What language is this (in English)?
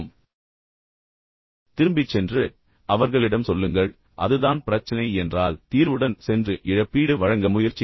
Tamil